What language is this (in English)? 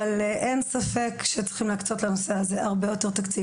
Hebrew